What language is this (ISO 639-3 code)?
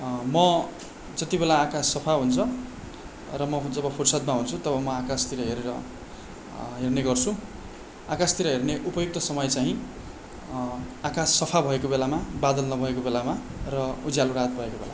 nep